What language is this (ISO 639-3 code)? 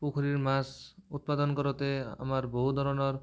asm